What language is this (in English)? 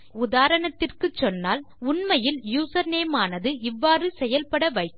Tamil